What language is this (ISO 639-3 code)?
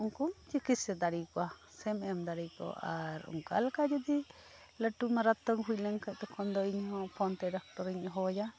sat